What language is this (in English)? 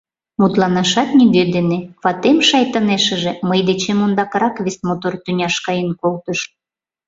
Mari